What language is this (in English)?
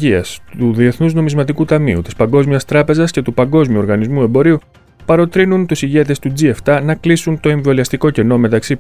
Greek